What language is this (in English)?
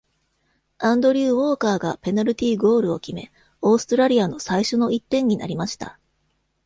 Japanese